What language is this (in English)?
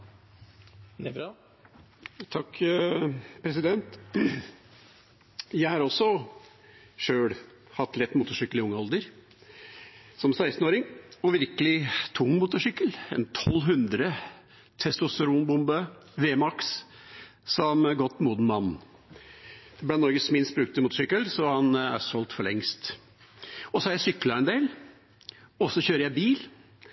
Norwegian Bokmål